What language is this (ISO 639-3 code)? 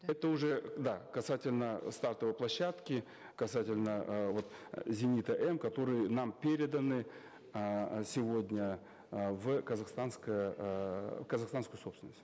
kaz